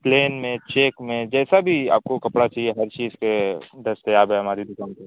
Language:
Urdu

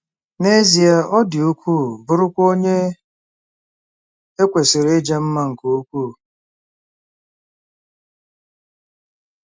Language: Igbo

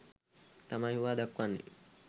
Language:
Sinhala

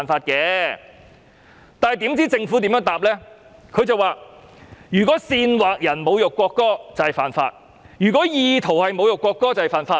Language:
Cantonese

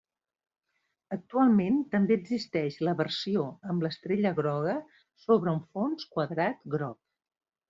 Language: Catalan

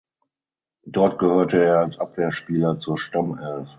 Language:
German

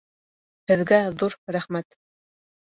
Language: Bashkir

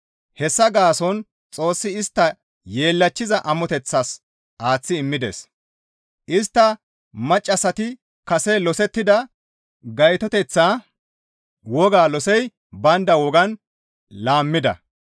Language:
Gamo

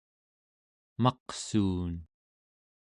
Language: Central Yupik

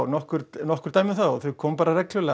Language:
Icelandic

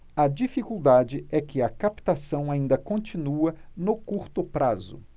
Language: Portuguese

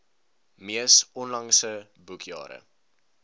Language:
Afrikaans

